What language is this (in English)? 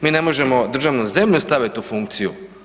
Croatian